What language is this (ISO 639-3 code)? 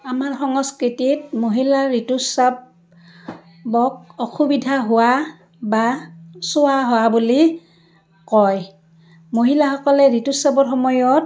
asm